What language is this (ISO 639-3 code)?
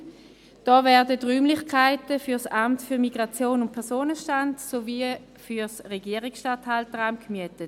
gsw